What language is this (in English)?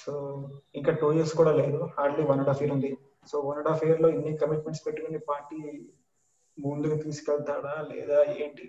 Telugu